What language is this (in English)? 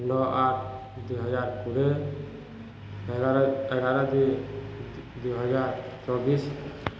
Odia